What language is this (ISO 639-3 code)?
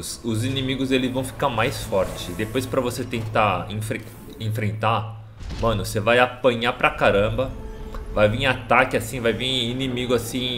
por